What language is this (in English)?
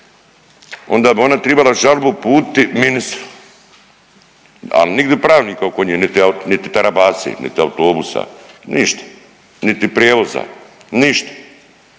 Croatian